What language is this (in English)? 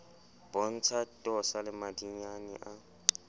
Southern Sotho